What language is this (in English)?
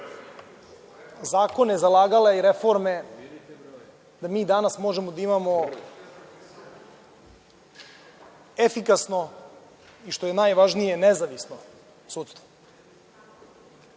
Serbian